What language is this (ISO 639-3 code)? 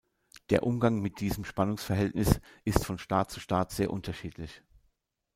deu